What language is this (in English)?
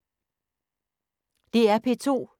Danish